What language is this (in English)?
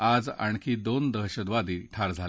Marathi